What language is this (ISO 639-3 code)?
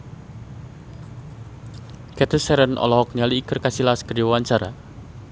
sun